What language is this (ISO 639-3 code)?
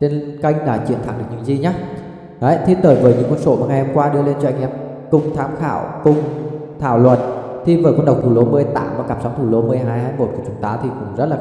vie